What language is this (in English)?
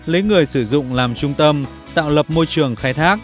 Vietnamese